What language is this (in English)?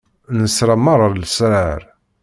Kabyle